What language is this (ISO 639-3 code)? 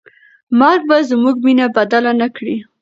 pus